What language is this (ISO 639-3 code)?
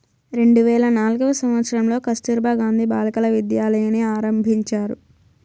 tel